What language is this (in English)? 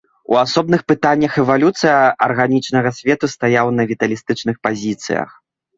Belarusian